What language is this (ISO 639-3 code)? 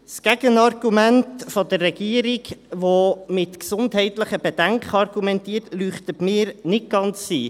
gsw